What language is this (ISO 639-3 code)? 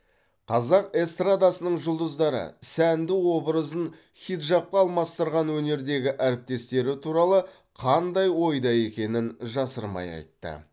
kaz